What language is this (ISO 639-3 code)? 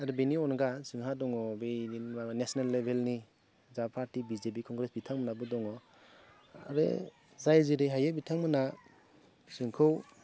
brx